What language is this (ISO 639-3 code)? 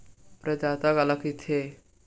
hne